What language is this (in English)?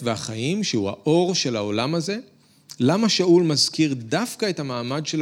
Hebrew